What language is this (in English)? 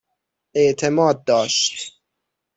Persian